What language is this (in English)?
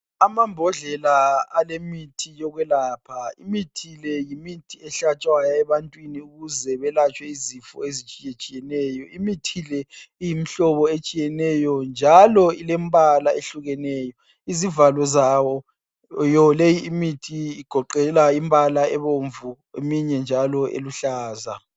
North Ndebele